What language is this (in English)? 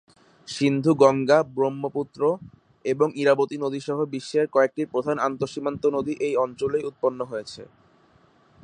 Bangla